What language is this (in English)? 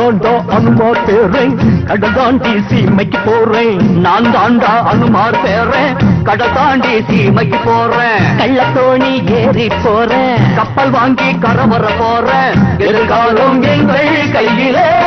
Tamil